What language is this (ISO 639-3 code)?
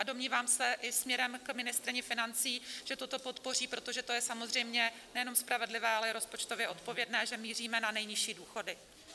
ces